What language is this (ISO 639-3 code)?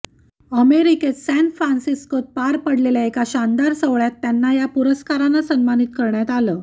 mar